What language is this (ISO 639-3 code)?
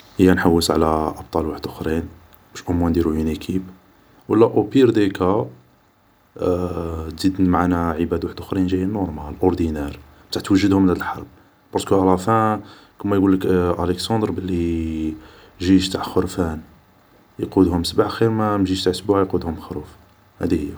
arq